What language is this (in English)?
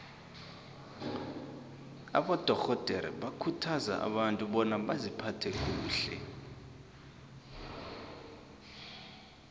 South Ndebele